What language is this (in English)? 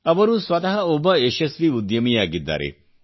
Kannada